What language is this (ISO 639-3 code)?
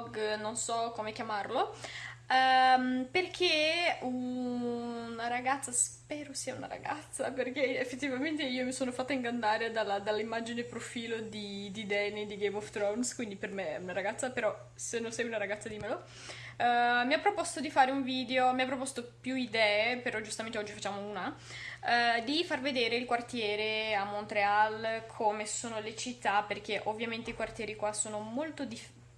ita